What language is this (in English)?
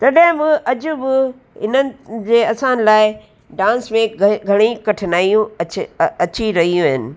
Sindhi